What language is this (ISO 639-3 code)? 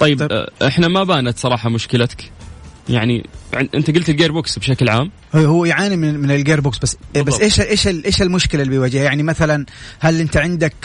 ara